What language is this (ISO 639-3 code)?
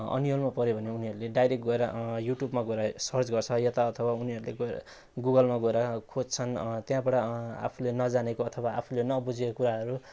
nep